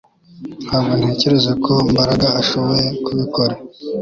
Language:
Kinyarwanda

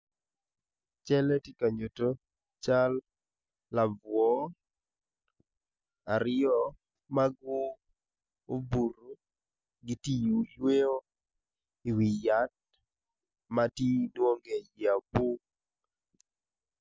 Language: Acoli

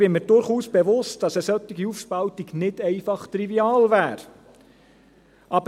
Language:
Swiss German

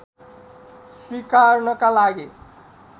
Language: Nepali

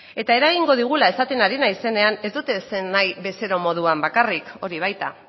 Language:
Basque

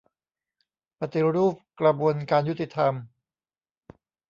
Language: Thai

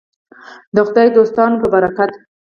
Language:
Pashto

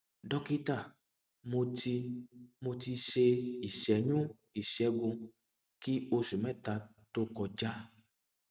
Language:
Yoruba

